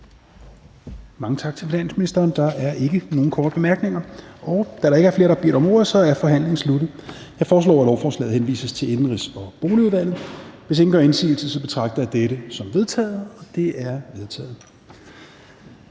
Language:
Danish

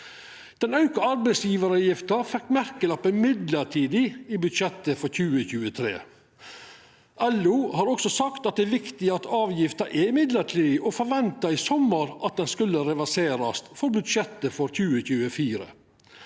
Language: Norwegian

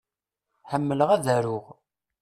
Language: Kabyle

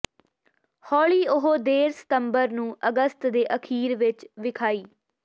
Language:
Punjabi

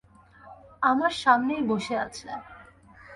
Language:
Bangla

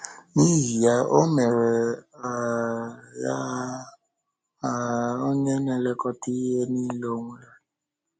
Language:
Igbo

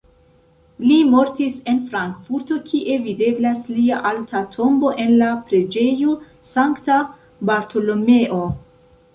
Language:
Esperanto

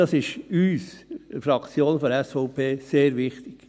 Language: Swiss German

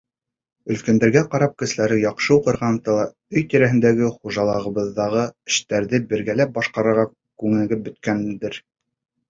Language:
Bashkir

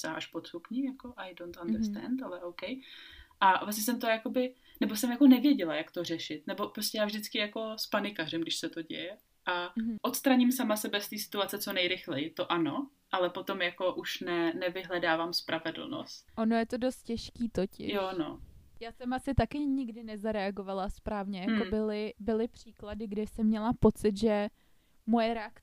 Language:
Czech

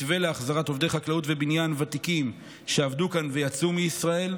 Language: Hebrew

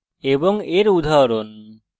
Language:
Bangla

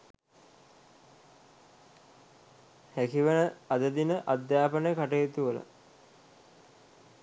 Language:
Sinhala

